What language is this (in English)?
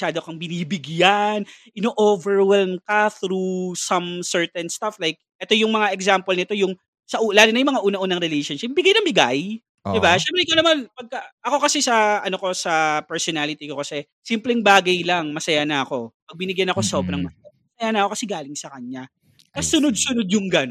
Filipino